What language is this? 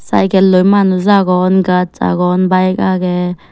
Chakma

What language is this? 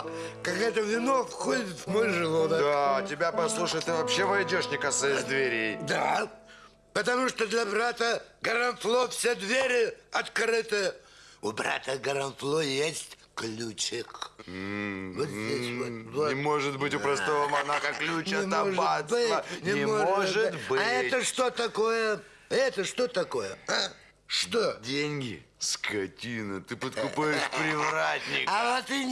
Russian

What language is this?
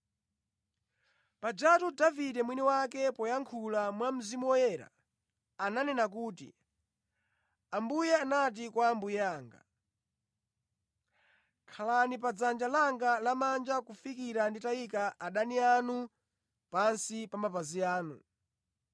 Nyanja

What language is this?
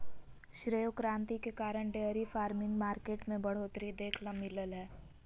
Magahi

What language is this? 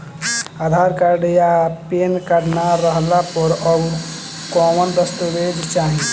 Bhojpuri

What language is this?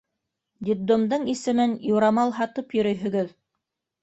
Bashkir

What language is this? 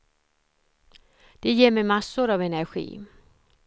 Swedish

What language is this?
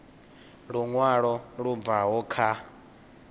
Venda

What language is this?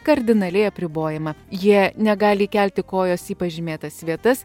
Lithuanian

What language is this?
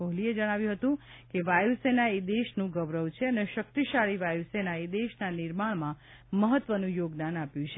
Gujarati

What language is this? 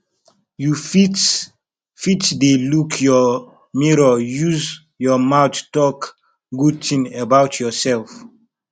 Nigerian Pidgin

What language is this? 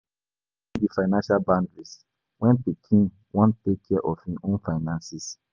Nigerian Pidgin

